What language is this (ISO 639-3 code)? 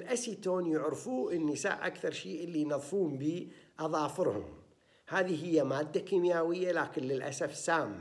ara